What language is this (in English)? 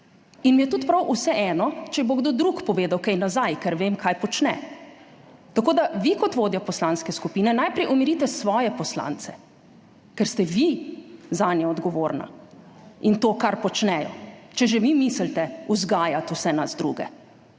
Slovenian